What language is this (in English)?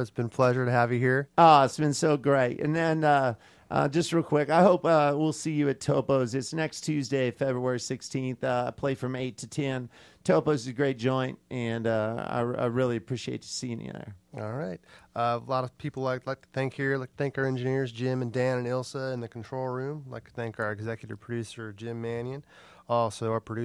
English